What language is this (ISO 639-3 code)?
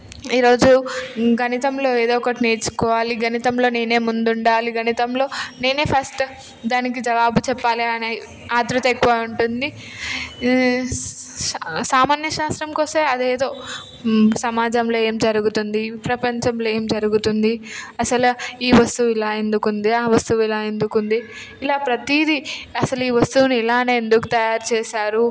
tel